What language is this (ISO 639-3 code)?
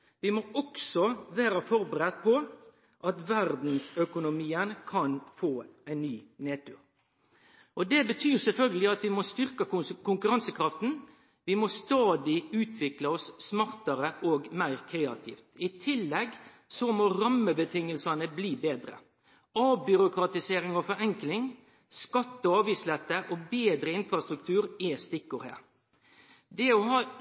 nno